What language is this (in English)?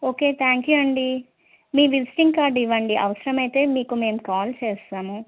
Telugu